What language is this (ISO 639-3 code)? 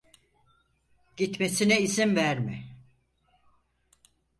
tur